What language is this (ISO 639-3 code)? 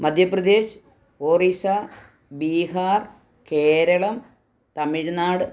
mal